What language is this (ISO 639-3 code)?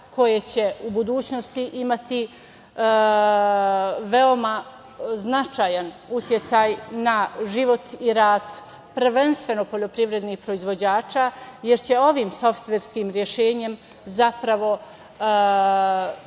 srp